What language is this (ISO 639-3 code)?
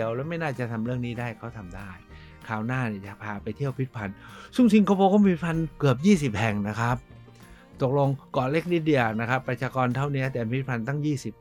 tha